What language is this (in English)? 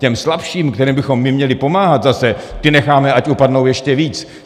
Czech